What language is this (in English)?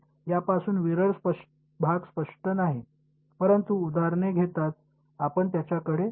Marathi